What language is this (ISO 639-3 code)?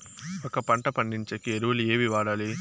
tel